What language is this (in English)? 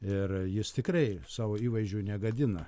Lithuanian